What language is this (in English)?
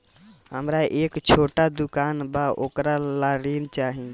Bhojpuri